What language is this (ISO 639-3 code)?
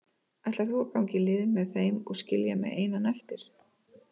isl